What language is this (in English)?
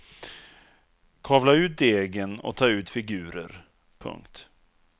Swedish